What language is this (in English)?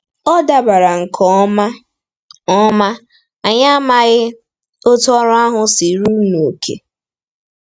Igbo